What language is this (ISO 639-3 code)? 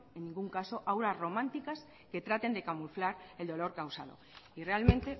spa